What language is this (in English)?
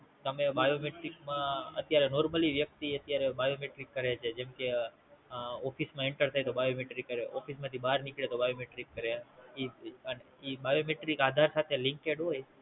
Gujarati